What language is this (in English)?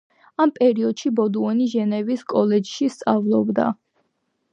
Georgian